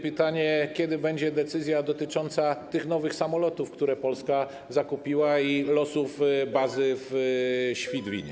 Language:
Polish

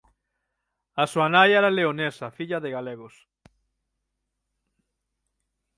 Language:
Galician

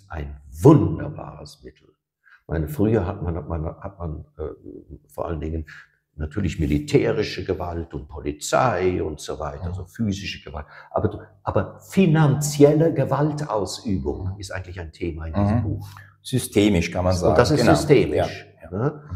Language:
German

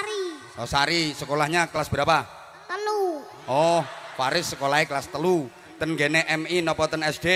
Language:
Indonesian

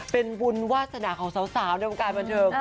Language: Thai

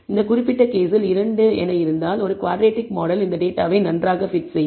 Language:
Tamil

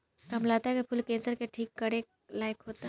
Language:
Bhojpuri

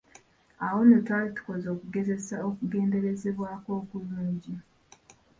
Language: Ganda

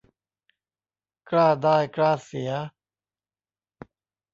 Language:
Thai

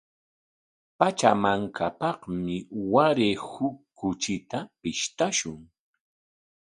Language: Corongo Ancash Quechua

